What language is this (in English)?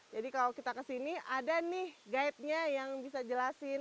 Indonesian